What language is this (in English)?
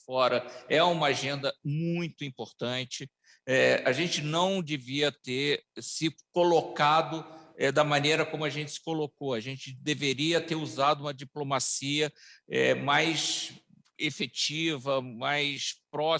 Portuguese